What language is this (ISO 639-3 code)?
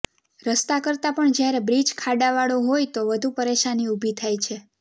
guj